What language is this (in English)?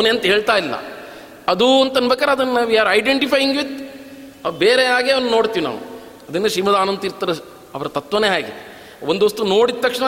Kannada